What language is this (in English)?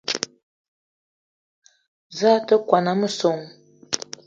Eton (Cameroon)